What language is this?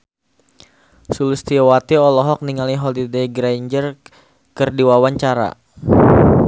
Sundanese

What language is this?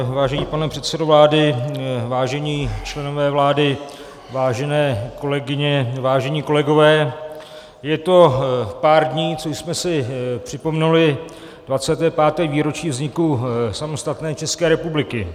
Czech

